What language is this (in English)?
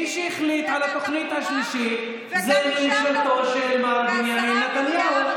Hebrew